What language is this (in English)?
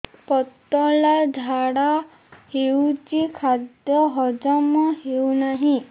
Odia